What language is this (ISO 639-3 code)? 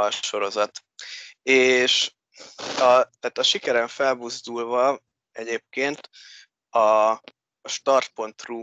hun